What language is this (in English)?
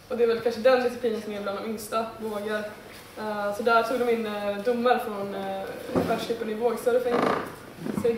Swedish